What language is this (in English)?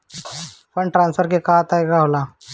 Bhojpuri